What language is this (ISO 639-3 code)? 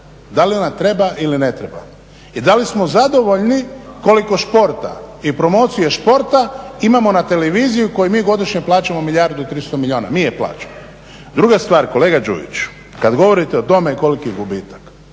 hrv